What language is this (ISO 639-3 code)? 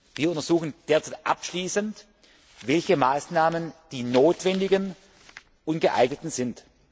deu